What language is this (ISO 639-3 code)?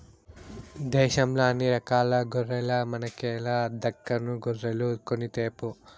tel